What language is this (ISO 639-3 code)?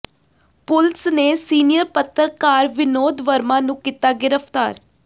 pan